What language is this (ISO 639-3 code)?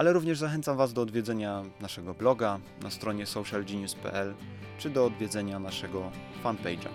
pol